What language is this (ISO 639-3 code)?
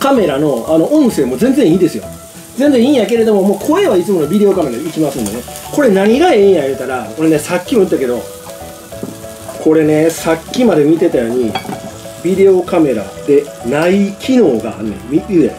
jpn